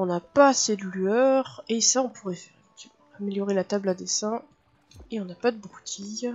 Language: French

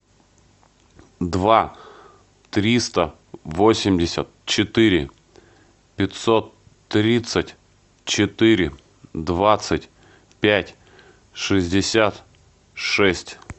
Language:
Russian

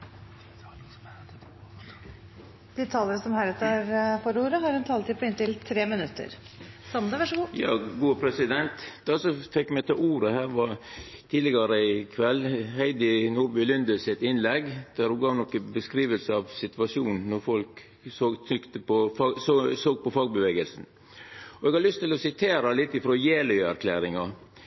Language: Norwegian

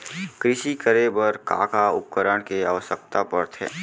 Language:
Chhattisgarhi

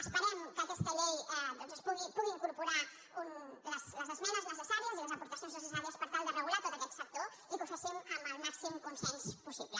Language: Catalan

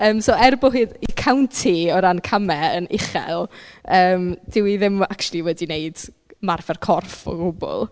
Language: Welsh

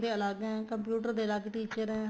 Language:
Punjabi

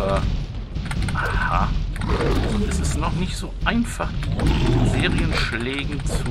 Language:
German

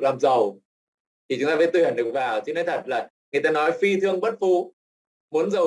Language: Vietnamese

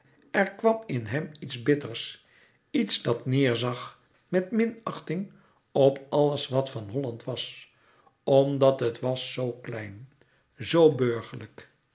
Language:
Dutch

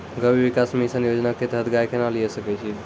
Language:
Maithili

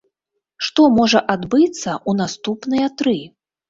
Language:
Belarusian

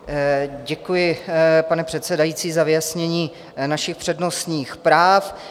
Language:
Czech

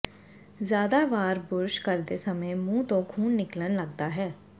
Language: Punjabi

